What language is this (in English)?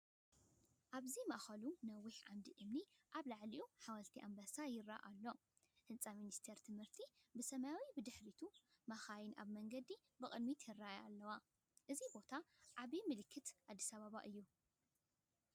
Tigrinya